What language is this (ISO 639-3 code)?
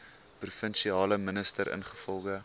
afr